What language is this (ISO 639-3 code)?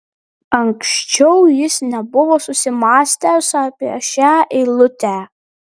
lit